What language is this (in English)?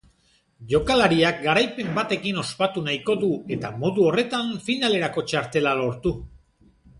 Basque